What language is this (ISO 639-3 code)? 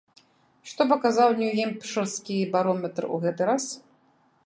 bel